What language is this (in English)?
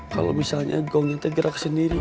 Indonesian